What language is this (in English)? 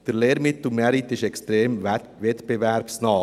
Swiss German